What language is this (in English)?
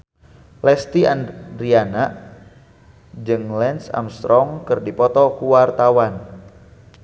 Sundanese